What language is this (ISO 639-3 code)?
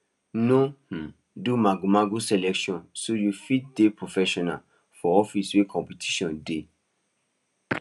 pcm